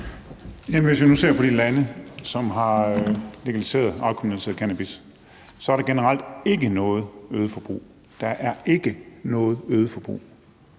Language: Danish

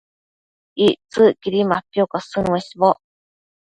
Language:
Matsés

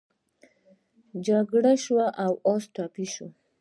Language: Pashto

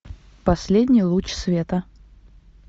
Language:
Russian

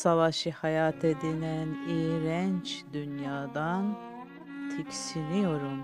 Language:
Turkish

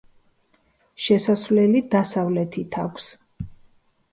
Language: Georgian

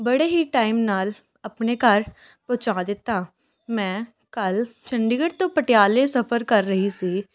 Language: Punjabi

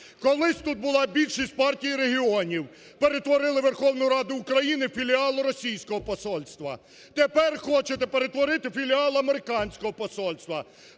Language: Ukrainian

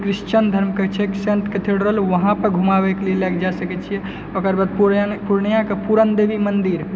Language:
Maithili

